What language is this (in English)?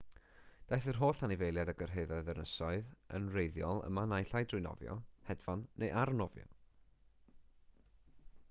Welsh